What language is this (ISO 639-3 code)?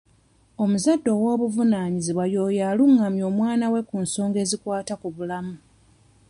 lug